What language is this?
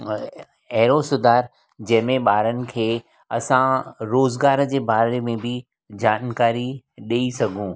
Sindhi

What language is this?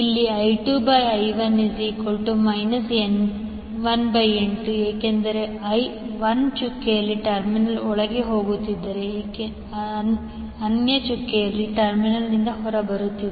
Kannada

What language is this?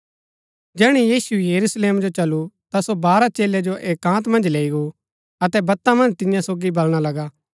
Gaddi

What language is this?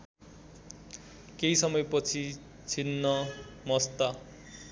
Nepali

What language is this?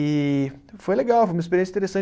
Portuguese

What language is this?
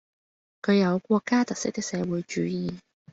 Cantonese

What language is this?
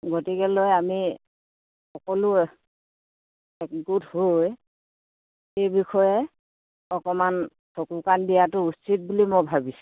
Assamese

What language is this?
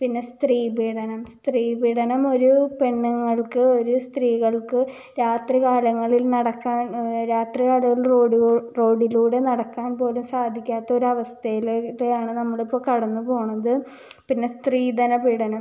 Malayalam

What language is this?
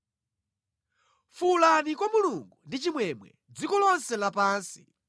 Nyanja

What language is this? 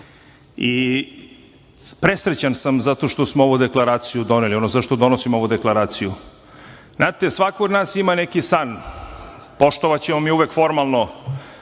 Serbian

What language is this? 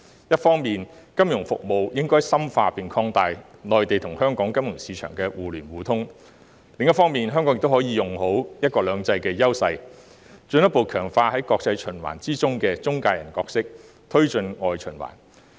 Cantonese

